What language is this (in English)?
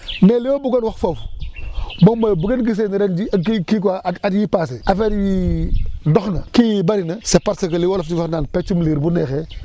Wolof